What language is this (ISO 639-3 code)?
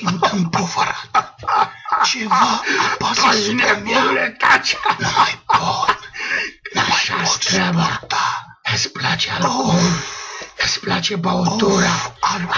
ron